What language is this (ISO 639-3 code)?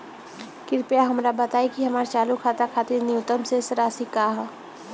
bho